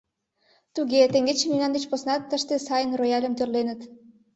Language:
Mari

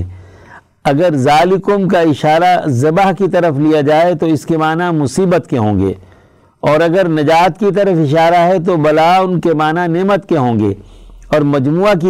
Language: Urdu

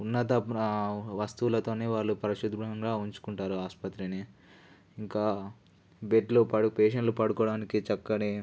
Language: Telugu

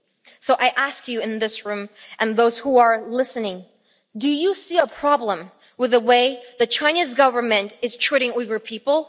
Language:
English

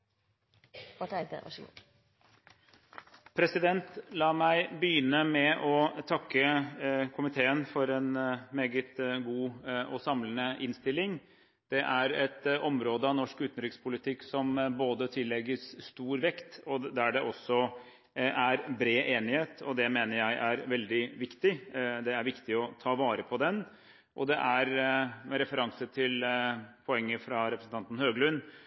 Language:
Norwegian Bokmål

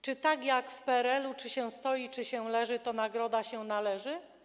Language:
Polish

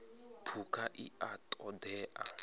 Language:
Venda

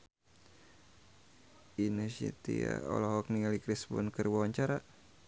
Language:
Sundanese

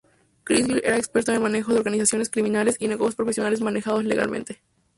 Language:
Spanish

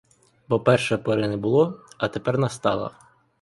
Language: Ukrainian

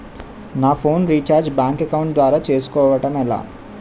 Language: Telugu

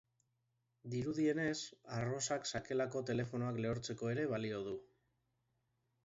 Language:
Basque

